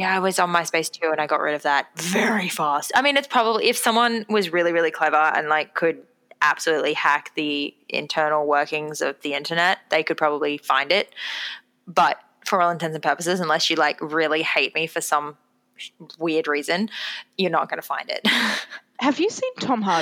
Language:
English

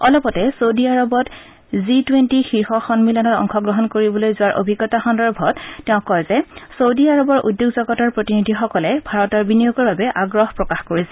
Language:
Assamese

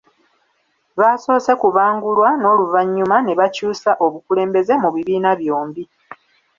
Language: Ganda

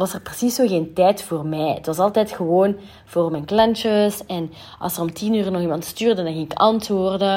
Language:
Dutch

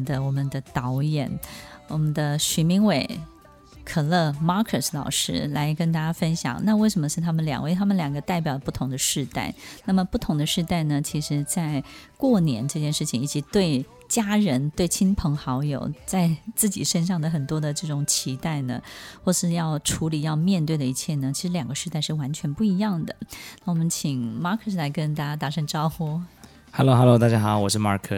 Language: Chinese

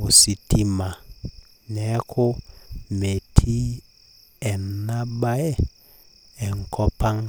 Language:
Masai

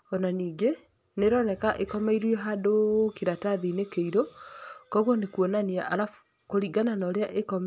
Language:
Kikuyu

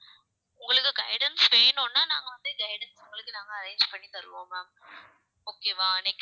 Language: Tamil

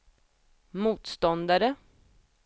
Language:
Swedish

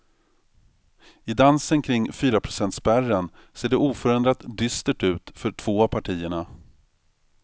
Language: Swedish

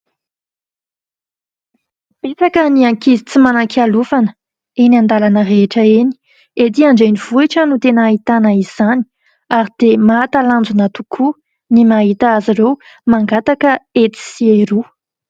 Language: Malagasy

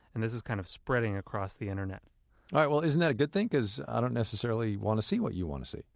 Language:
English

